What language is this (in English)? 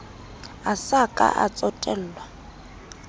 Southern Sotho